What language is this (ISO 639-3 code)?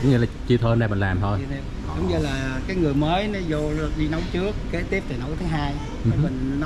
vie